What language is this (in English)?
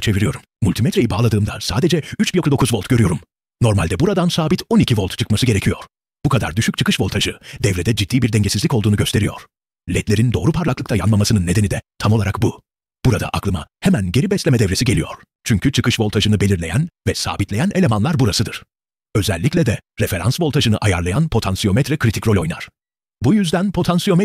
Turkish